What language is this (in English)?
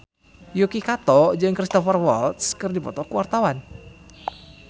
Sundanese